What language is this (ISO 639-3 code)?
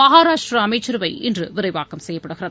tam